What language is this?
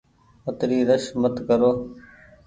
Goaria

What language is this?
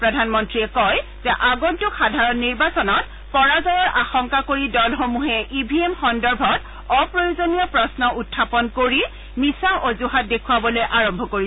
Assamese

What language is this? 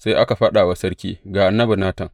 Hausa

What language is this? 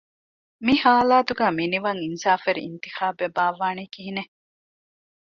Divehi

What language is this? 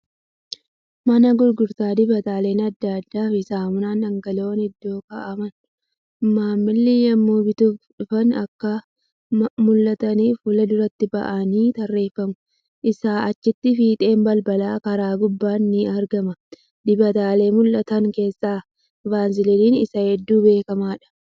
Oromo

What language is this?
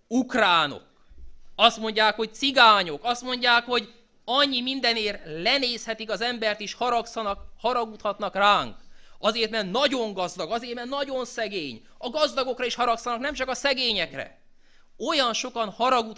Hungarian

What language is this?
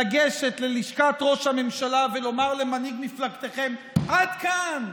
Hebrew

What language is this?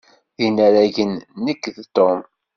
Kabyle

